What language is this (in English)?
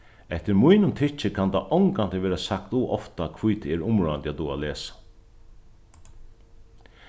Faroese